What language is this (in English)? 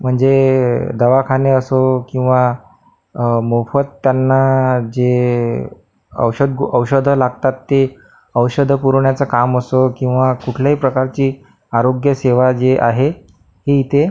Marathi